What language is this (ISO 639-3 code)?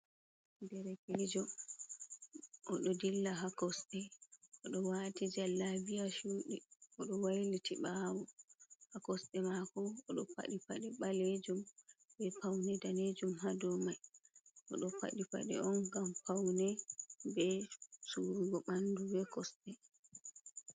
ful